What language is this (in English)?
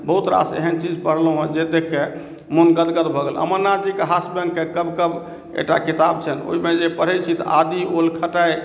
Maithili